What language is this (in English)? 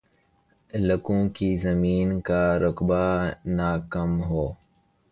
Urdu